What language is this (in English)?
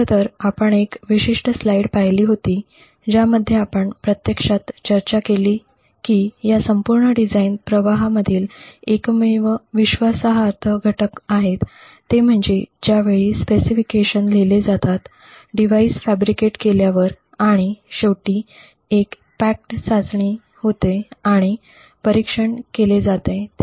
Marathi